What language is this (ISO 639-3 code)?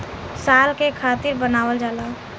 bho